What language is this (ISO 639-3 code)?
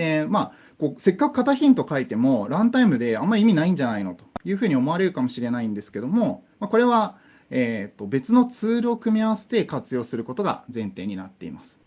jpn